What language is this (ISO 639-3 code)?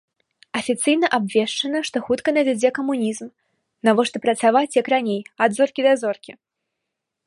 bel